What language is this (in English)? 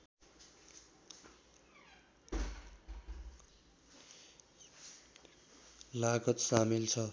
Nepali